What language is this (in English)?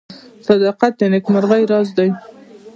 Pashto